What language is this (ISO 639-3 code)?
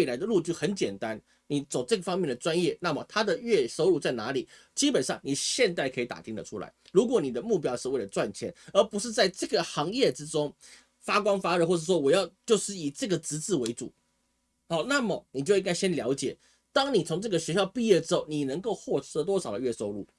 zho